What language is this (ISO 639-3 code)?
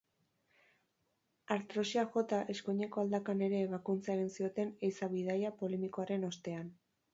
eus